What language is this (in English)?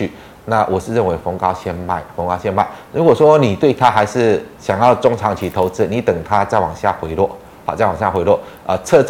Chinese